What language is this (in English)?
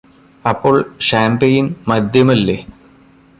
Malayalam